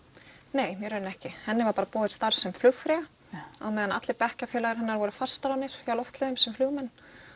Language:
Icelandic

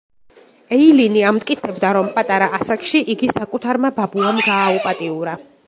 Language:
Georgian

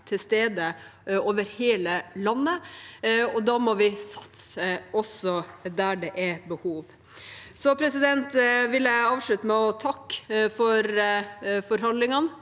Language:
Norwegian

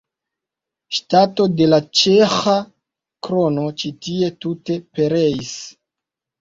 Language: Esperanto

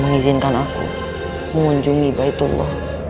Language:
Indonesian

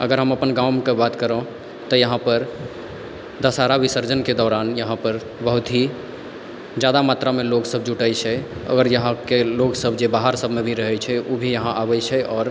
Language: Maithili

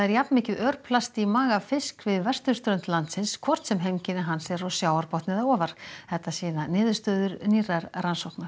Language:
Icelandic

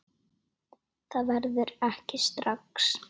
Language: Icelandic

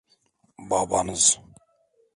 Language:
Turkish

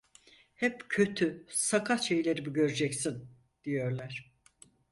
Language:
Turkish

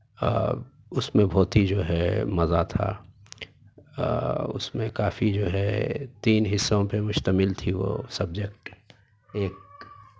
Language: Urdu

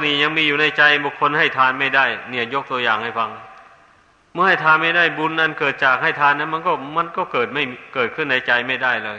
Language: Thai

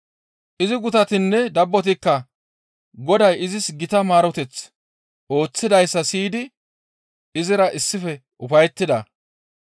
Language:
Gamo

